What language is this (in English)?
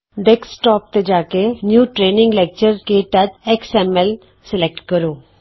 Punjabi